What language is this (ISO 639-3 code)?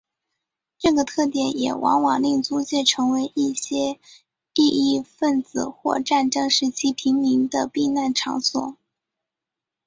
zho